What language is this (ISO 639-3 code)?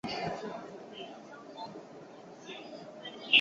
zho